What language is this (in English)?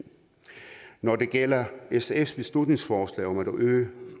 Danish